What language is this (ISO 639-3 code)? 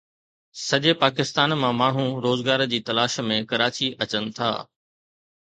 snd